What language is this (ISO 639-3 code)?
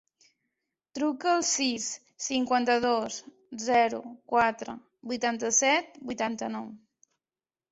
cat